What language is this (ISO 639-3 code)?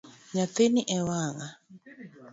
luo